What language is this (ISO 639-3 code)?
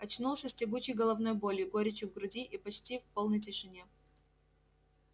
rus